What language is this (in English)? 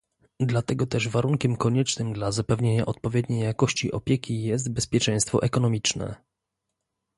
Polish